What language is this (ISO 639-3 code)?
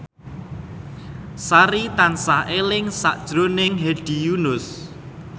jav